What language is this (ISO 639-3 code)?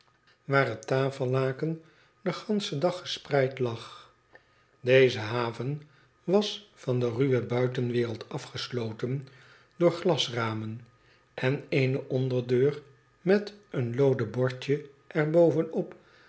nld